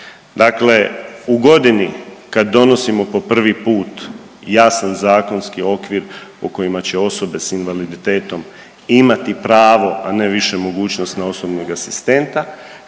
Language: Croatian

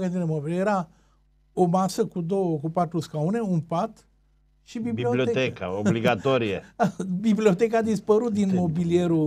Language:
Romanian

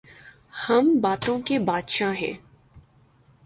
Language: Urdu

